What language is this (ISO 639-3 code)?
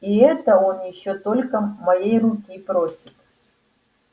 rus